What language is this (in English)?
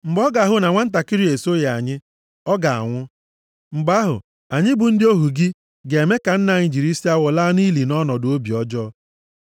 Igbo